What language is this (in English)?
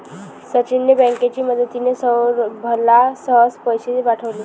Marathi